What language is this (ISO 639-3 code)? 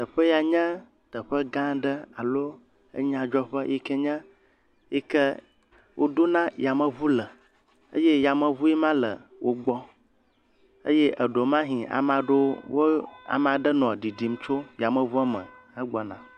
ewe